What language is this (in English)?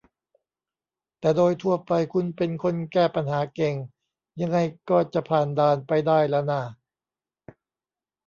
Thai